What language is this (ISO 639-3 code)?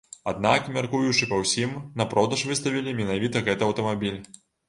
bel